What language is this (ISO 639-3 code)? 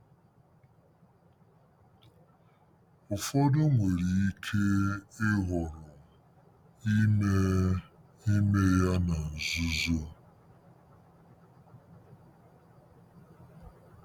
ibo